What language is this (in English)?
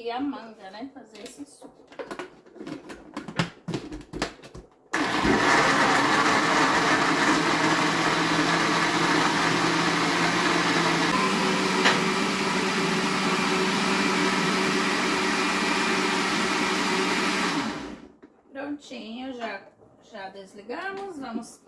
Portuguese